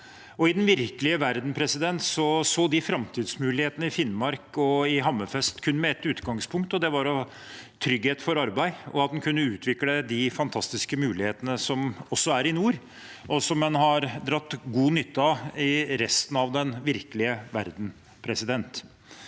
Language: Norwegian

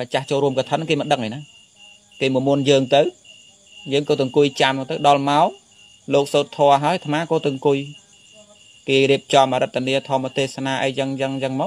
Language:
Vietnamese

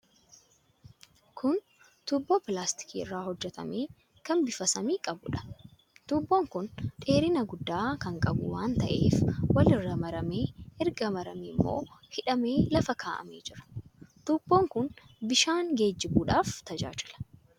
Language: Oromo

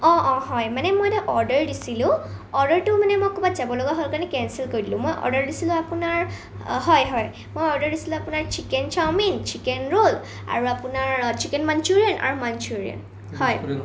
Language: Assamese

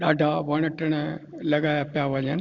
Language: Sindhi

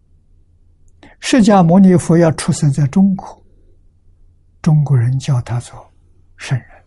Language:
Chinese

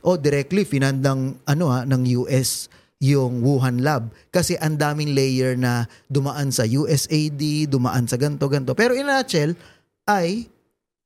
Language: Filipino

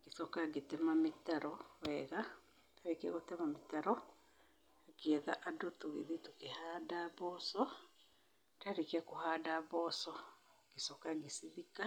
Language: Kikuyu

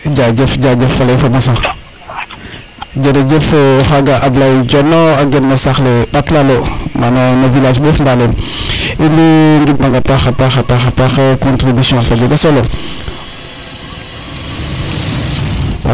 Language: Serer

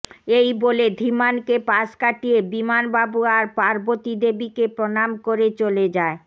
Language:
Bangla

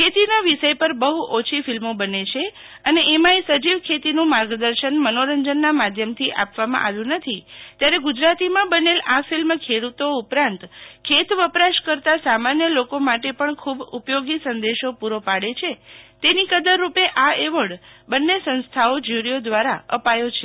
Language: Gujarati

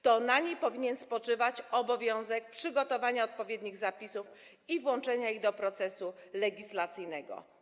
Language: Polish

